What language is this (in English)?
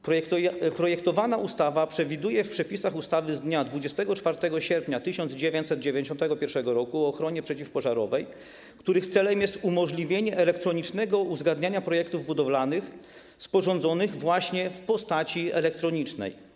Polish